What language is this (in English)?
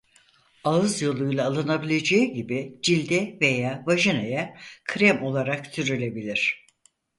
Turkish